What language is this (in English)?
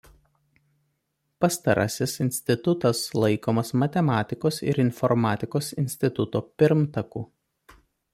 Lithuanian